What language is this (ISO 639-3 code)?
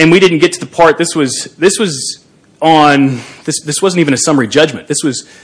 eng